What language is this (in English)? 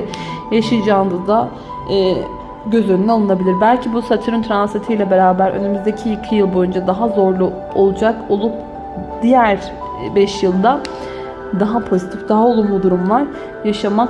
Turkish